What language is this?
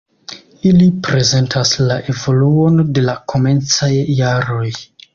Esperanto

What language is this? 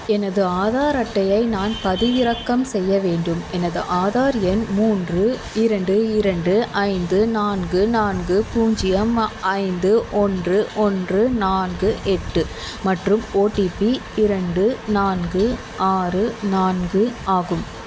Tamil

